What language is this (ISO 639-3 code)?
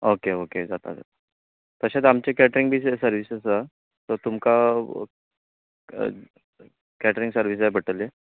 kok